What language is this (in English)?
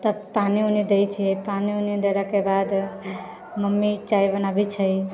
Maithili